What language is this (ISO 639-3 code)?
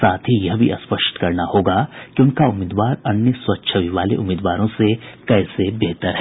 hin